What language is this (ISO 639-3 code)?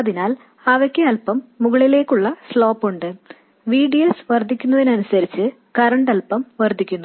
mal